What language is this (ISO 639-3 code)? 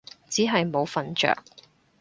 yue